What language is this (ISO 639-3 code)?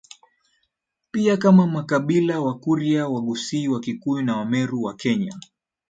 swa